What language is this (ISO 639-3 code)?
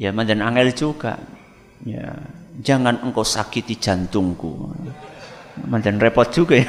ind